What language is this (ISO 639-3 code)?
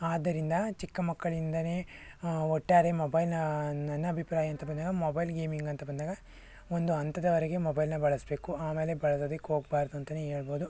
kan